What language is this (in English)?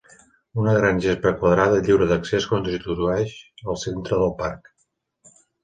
Catalan